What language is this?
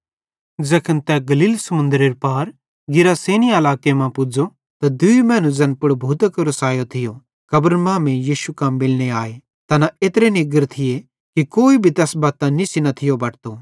Bhadrawahi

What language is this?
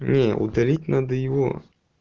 Russian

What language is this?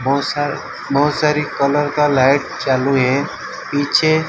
Hindi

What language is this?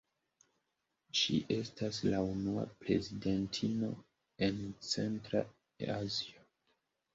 Esperanto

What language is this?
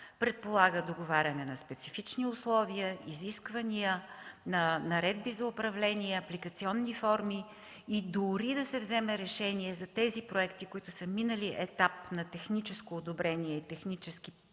Bulgarian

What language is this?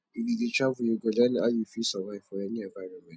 Nigerian Pidgin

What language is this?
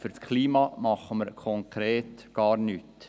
Swiss German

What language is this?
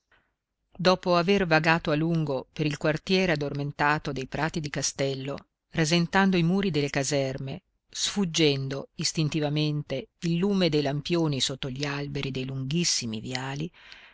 Italian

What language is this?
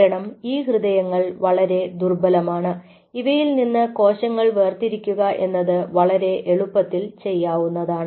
Malayalam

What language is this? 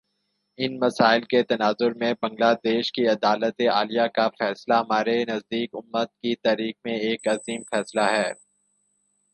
Urdu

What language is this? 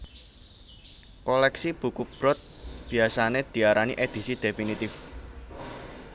Javanese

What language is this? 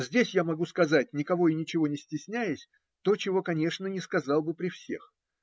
Russian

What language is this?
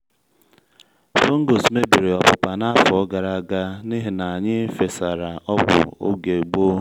Igbo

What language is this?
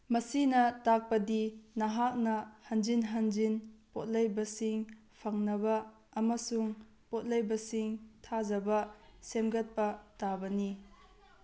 Manipuri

